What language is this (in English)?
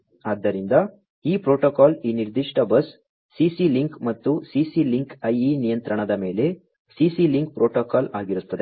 Kannada